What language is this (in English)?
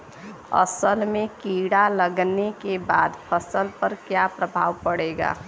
Bhojpuri